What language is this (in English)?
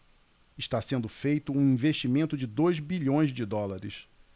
Portuguese